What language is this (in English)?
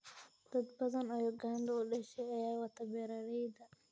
Somali